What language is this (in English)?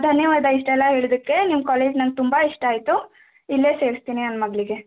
Kannada